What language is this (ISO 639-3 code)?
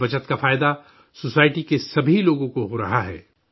urd